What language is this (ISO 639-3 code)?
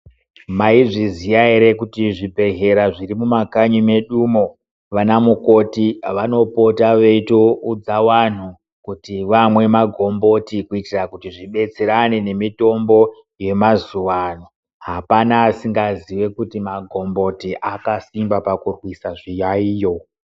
ndc